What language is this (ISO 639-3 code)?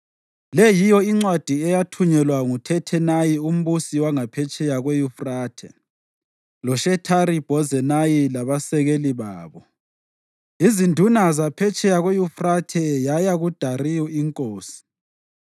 nde